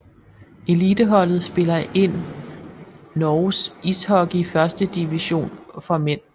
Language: Danish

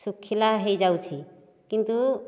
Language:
Odia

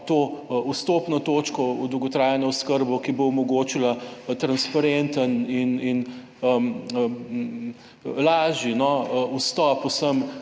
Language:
Slovenian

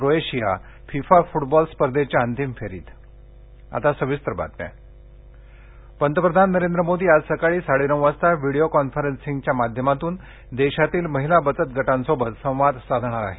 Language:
Marathi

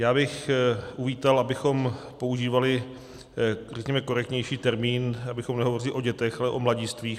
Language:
Czech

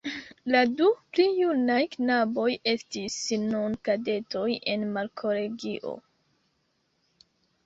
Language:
Esperanto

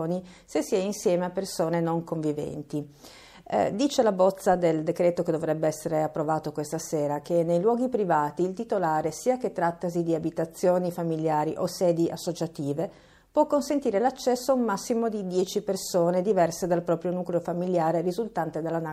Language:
Italian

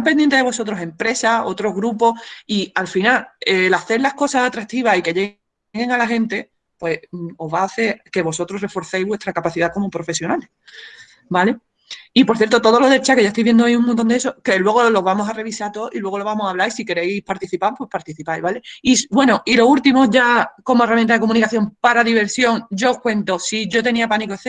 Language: Spanish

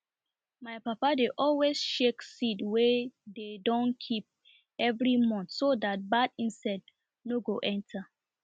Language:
Nigerian Pidgin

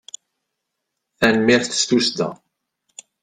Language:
Kabyle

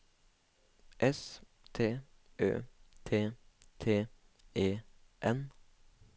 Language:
Norwegian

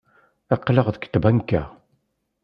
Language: Kabyle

